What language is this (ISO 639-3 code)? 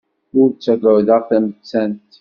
kab